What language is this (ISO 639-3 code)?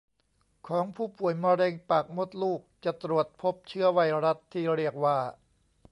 tha